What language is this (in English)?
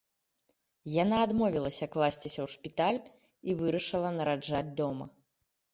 Belarusian